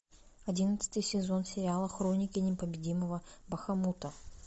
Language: Russian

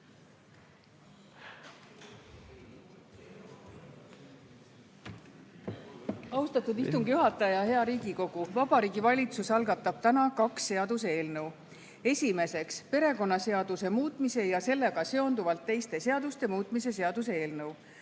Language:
Estonian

